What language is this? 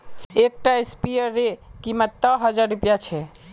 Magahi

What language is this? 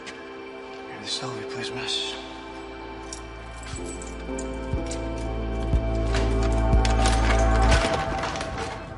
Welsh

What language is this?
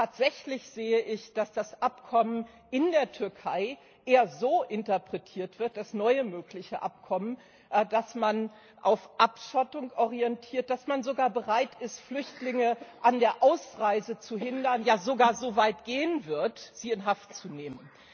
German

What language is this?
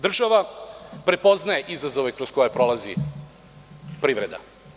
Serbian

